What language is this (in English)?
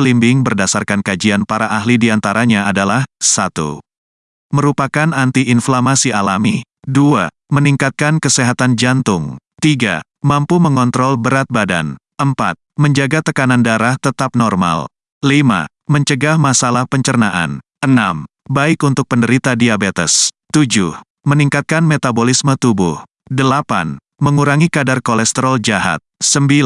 Indonesian